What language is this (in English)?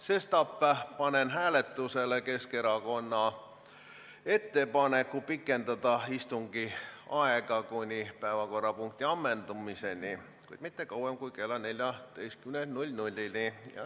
Estonian